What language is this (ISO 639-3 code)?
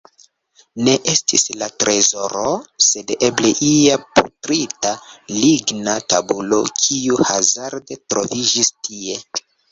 epo